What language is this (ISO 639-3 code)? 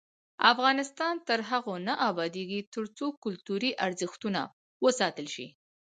pus